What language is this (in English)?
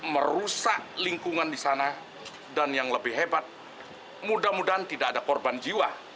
Indonesian